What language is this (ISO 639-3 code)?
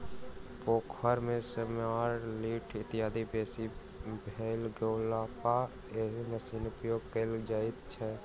mai